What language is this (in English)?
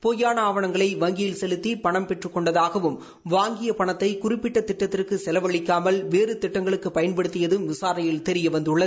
Tamil